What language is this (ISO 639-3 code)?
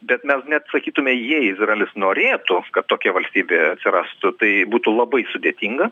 lit